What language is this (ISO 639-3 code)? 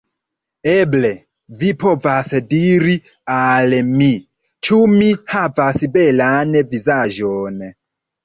epo